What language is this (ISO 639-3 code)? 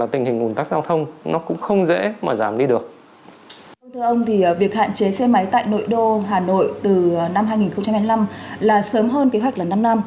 vie